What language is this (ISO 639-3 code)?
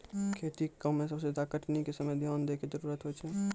mai